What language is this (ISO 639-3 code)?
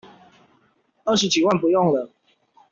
zho